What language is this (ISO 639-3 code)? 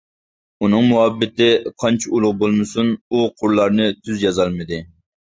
uig